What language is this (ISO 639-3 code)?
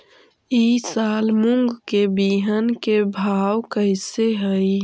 mag